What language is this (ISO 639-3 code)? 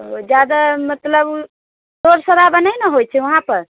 mai